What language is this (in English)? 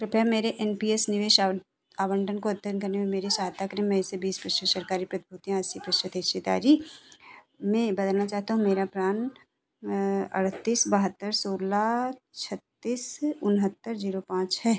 Hindi